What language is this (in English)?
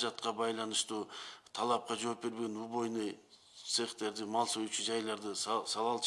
Russian